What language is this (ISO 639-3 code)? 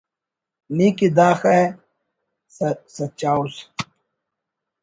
brh